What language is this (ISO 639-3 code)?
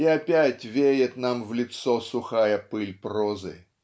rus